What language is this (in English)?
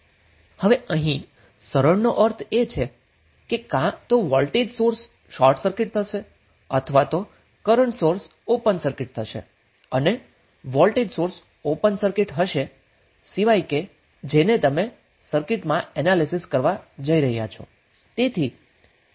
Gujarati